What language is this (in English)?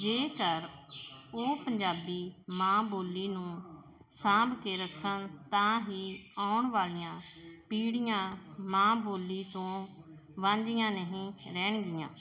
Punjabi